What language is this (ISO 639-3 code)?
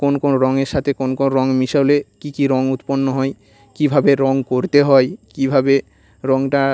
ben